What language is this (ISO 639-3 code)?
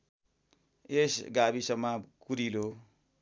nep